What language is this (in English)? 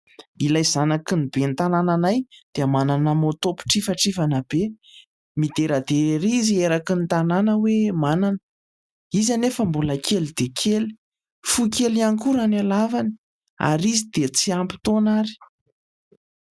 Malagasy